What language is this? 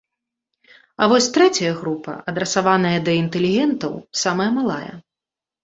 Belarusian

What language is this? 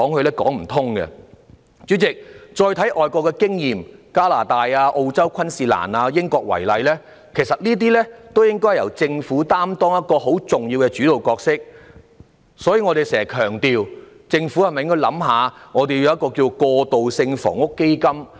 Cantonese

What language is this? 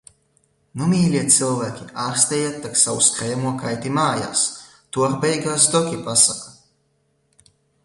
Latvian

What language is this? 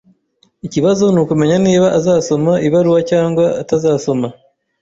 Kinyarwanda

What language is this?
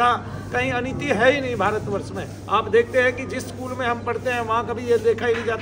Hindi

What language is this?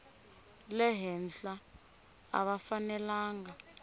Tsonga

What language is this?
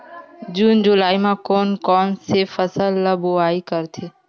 Chhattisgarhi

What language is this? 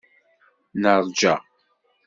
Kabyle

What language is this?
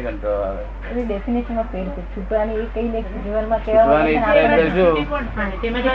Gujarati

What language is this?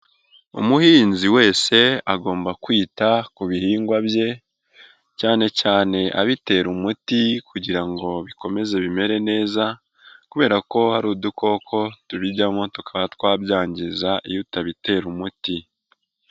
Kinyarwanda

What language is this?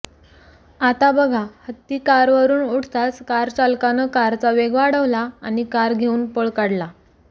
Marathi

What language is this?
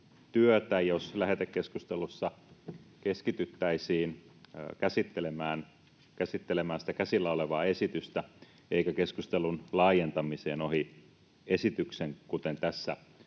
Finnish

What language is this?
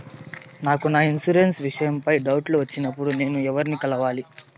Telugu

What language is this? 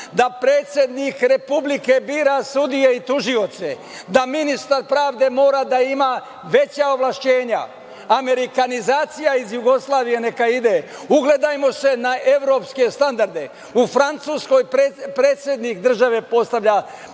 Serbian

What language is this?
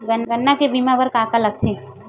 Chhattisgarhi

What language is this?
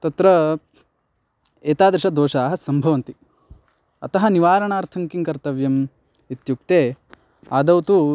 Sanskrit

